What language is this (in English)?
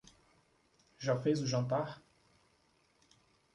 Portuguese